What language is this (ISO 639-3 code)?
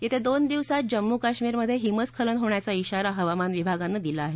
mar